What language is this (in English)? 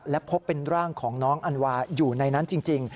Thai